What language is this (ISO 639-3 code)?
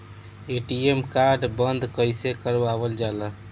bho